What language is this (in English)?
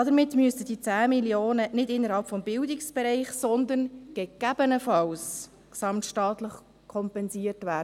Swiss German